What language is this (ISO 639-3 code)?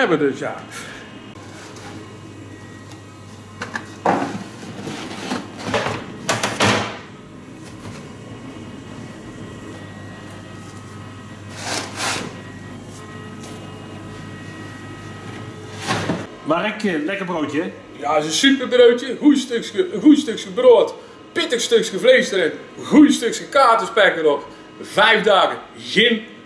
nld